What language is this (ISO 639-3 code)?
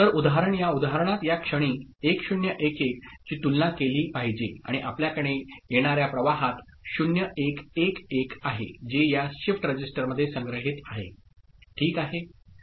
mar